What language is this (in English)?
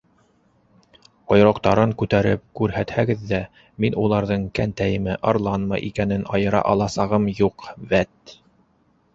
Bashkir